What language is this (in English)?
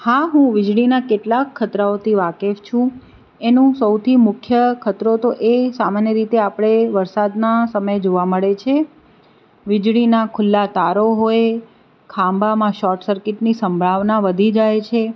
Gujarati